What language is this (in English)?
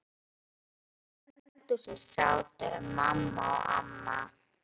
Icelandic